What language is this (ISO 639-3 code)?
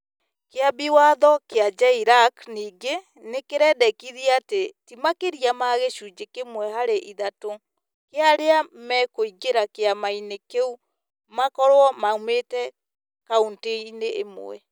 kik